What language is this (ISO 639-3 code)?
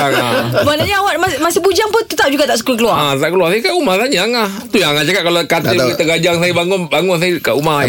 msa